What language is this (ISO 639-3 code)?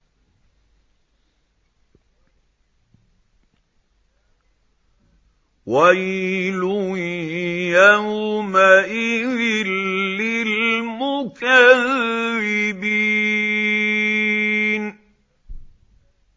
ara